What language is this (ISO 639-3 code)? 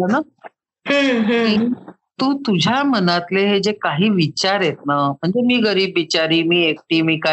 mar